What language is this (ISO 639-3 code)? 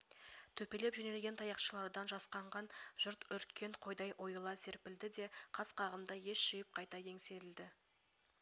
kaz